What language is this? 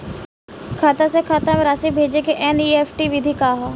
Bhojpuri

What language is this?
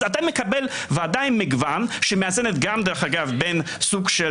Hebrew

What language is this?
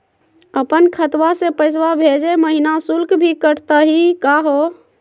Magahi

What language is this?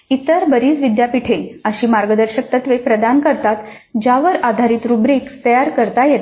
Marathi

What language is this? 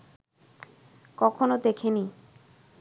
Bangla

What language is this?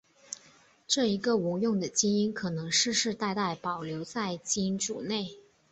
Chinese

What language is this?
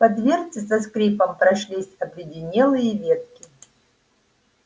Russian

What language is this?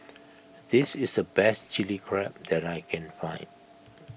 English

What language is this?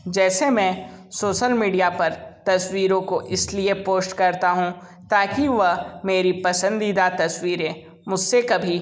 Hindi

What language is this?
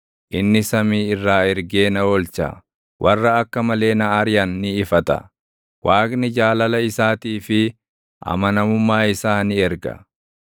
Oromo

